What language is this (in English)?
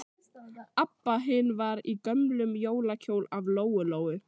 Icelandic